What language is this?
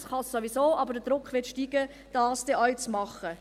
Swiss German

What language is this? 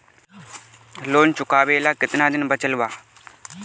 Bhojpuri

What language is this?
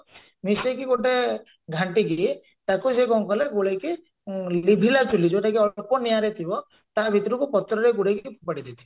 Odia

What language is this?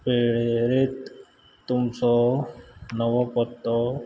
Konkani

